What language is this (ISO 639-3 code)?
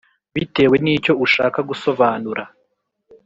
kin